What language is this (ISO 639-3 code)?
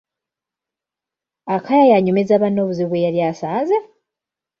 lug